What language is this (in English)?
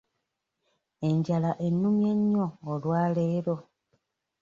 Ganda